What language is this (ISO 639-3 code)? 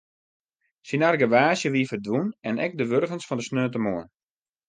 fry